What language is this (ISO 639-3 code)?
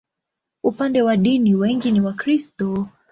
swa